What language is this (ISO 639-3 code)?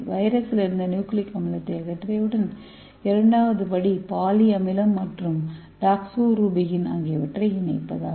tam